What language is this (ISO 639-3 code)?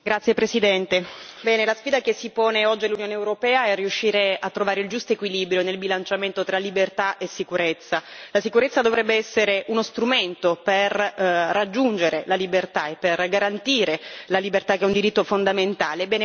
ita